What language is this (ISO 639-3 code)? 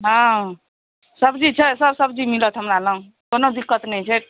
mai